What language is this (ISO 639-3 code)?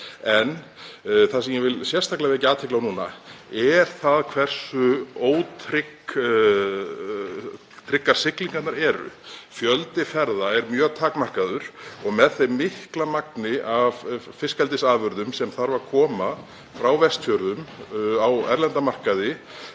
isl